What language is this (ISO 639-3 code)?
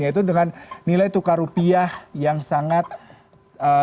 ind